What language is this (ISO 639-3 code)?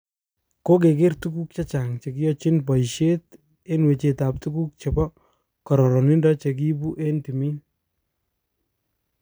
kln